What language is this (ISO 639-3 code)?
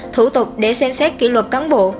vie